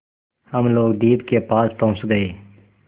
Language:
Hindi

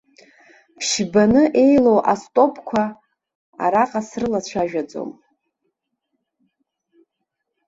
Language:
Abkhazian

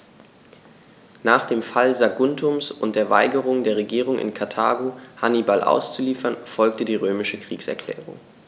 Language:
German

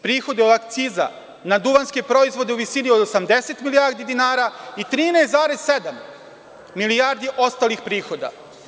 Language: Serbian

